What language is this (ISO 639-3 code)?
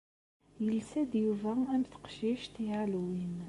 kab